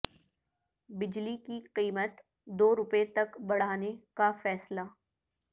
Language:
Urdu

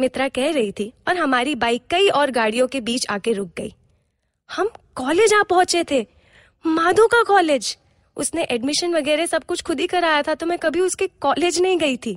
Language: Hindi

